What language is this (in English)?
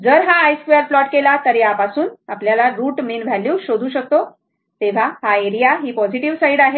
Marathi